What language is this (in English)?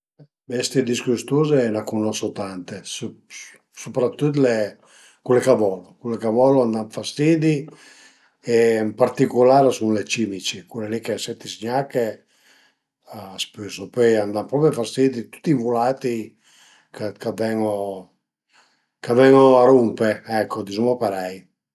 Piedmontese